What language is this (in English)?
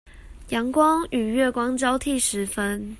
Chinese